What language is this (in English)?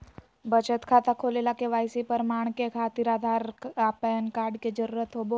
Magahi